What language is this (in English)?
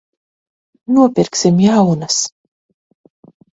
Latvian